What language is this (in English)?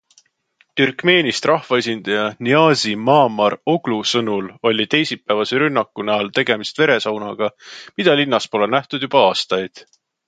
Estonian